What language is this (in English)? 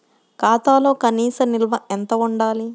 Telugu